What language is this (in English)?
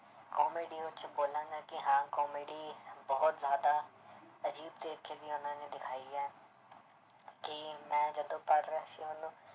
Punjabi